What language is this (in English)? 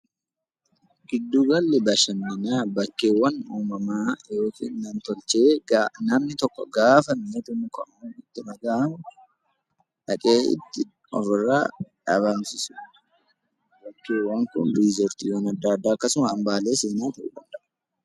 Oromo